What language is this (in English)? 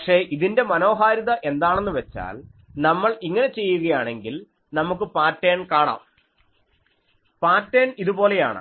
Malayalam